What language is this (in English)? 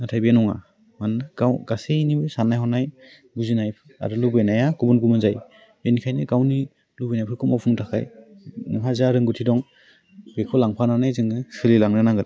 Bodo